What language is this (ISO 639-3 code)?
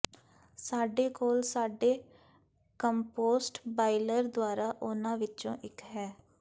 pan